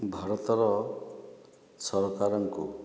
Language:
Odia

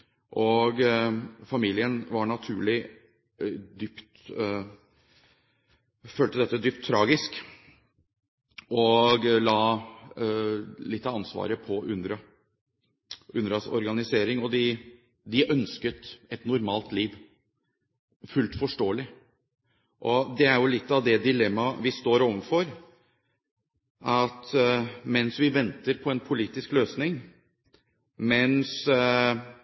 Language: Norwegian Bokmål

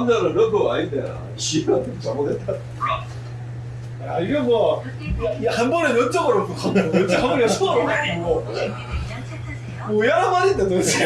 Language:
Korean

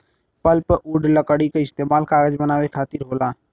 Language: Bhojpuri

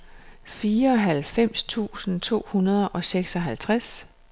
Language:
Danish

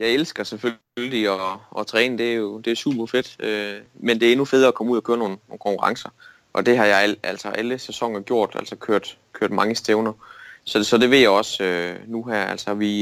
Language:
Danish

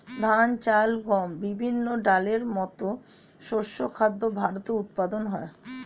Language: Bangla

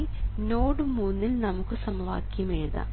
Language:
Malayalam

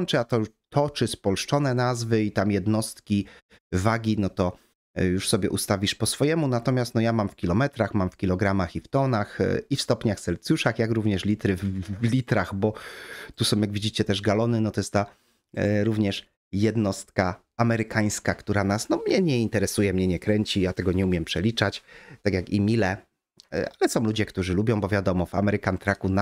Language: Polish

